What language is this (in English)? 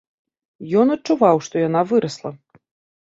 Belarusian